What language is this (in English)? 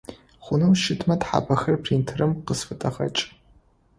Adyghe